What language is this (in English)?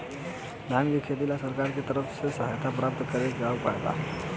Bhojpuri